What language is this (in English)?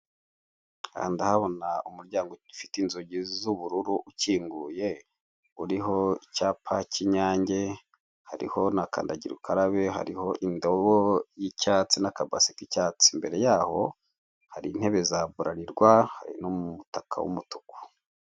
Kinyarwanda